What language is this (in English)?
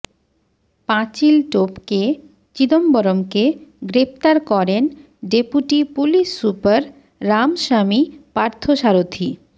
Bangla